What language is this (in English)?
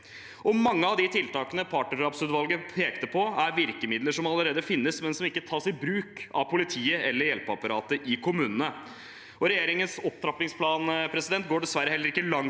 Norwegian